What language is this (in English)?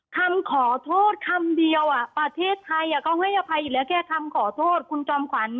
Thai